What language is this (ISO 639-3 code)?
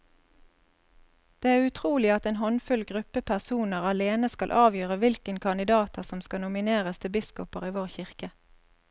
nor